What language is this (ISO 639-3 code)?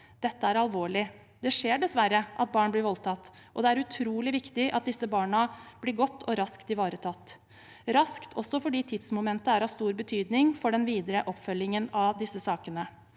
nor